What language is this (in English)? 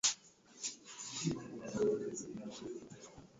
Swahili